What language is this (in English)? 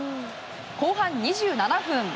Japanese